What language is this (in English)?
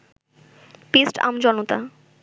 Bangla